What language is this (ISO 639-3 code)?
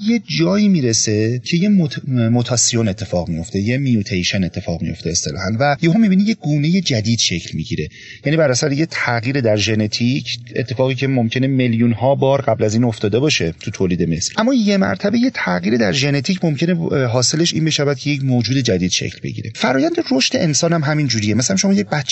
fas